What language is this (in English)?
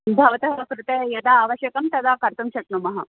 Sanskrit